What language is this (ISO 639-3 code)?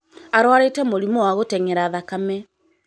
kik